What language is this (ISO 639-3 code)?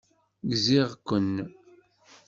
kab